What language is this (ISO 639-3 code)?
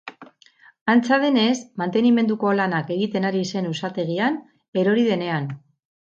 eus